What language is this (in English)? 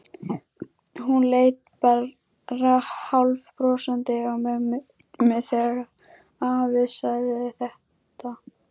Icelandic